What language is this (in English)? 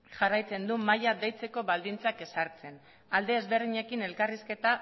Basque